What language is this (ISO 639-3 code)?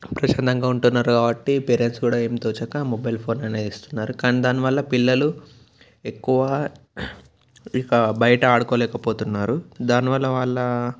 tel